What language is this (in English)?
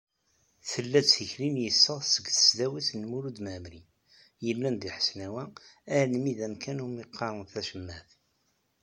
Kabyle